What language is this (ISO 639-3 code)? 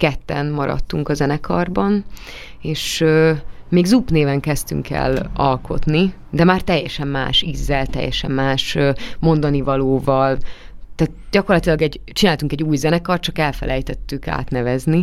hun